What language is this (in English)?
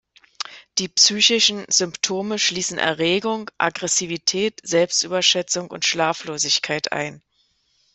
German